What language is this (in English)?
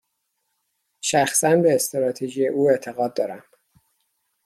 Persian